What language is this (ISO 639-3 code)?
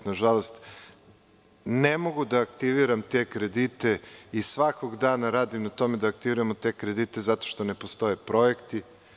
srp